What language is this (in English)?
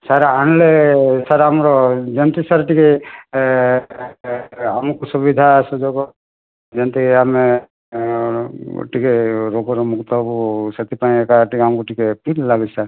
Odia